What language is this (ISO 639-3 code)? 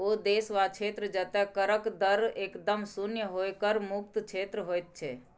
mai